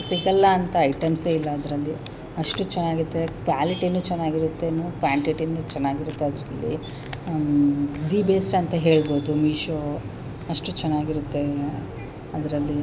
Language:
Kannada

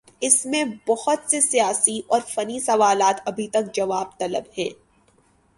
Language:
Urdu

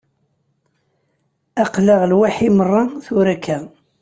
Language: Kabyle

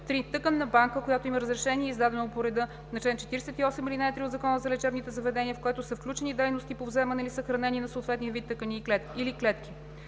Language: Bulgarian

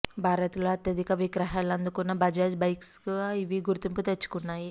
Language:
Telugu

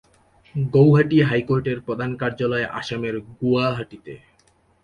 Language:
Bangla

